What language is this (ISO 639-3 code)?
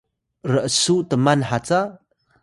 tay